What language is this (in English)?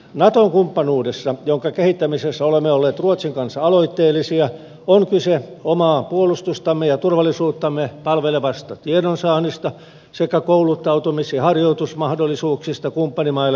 Finnish